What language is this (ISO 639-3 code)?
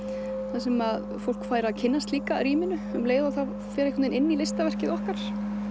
isl